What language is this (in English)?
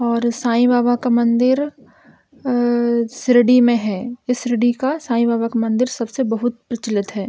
Hindi